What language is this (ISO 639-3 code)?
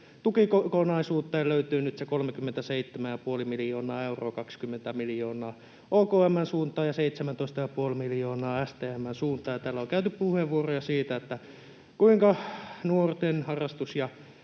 fin